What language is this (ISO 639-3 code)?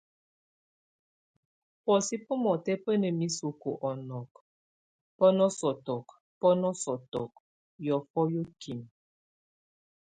tvu